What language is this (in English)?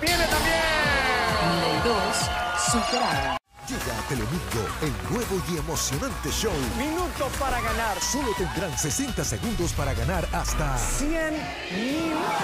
Spanish